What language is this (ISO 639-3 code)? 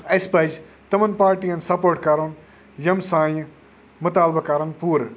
kas